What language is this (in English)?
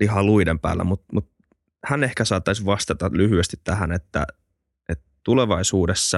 Finnish